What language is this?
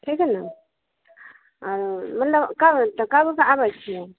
Maithili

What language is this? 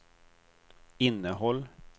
Swedish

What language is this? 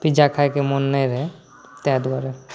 Maithili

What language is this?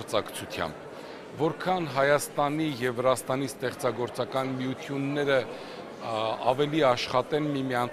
Romanian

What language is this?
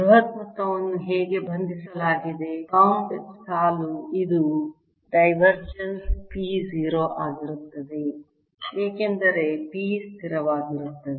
Kannada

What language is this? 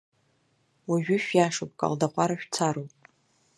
Abkhazian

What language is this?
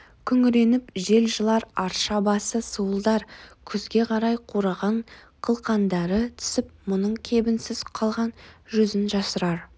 Kazakh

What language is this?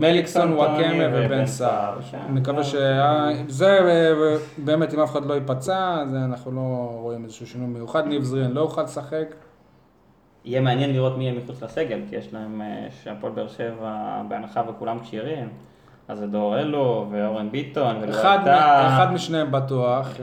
Hebrew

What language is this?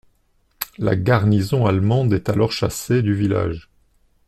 French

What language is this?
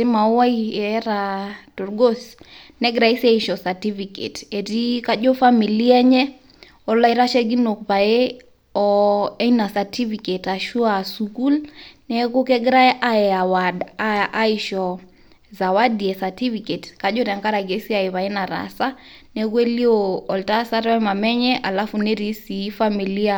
Masai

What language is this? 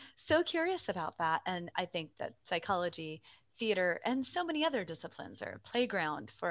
English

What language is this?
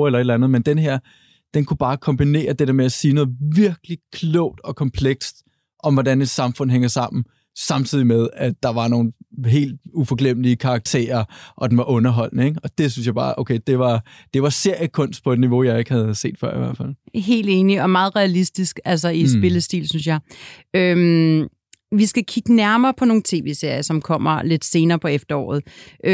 Danish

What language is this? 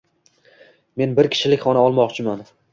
Uzbek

